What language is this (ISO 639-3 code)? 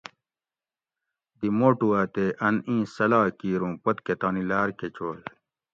gwc